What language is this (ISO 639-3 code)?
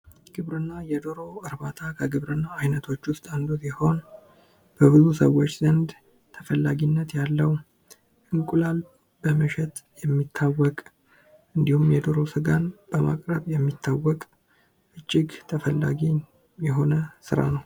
amh